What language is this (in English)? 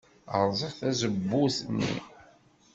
Kabyle